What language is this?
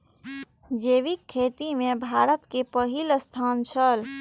Maithili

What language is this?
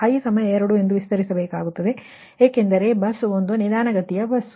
Kannada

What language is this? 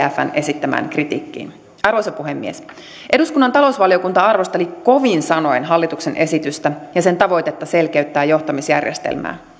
Finnish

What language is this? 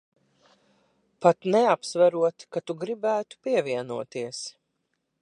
Latvian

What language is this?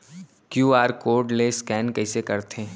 Chhattisgarhi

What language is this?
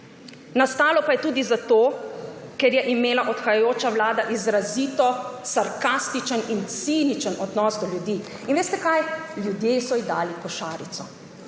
Slovenian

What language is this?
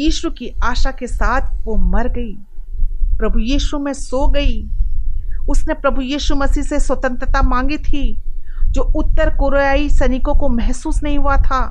Hindi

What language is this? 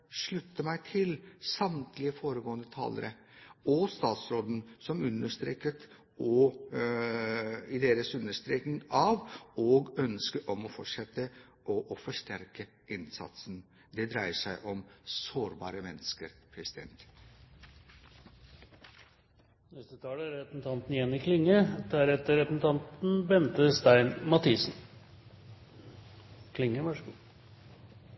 Norwegian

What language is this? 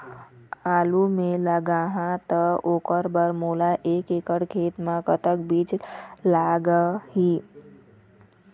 Chhattisgarhi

